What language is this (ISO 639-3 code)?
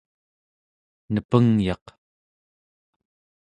esu